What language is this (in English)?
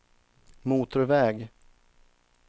Swedish